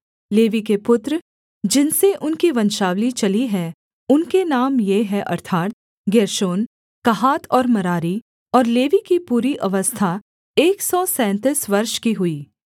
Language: Hindi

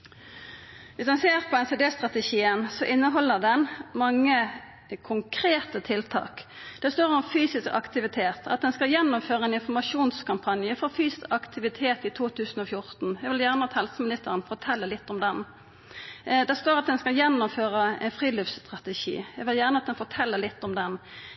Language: Norwegian Nynorsk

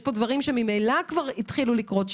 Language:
Hebrew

